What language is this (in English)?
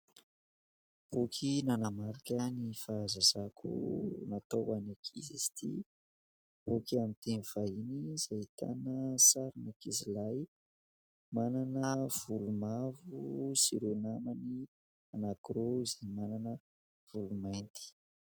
Malagasy